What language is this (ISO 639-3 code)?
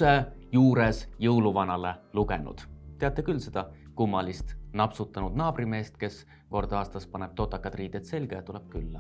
est